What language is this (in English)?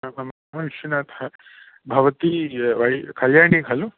Sanskrit